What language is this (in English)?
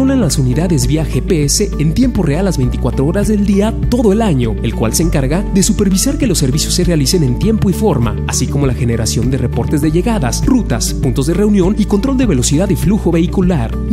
Spanish